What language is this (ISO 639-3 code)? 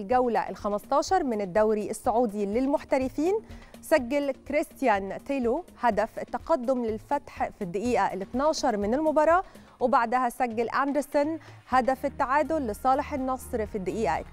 ara